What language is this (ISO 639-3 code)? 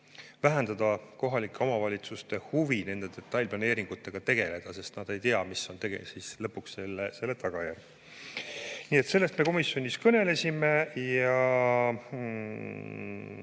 est